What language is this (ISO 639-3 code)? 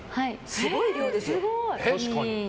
jpn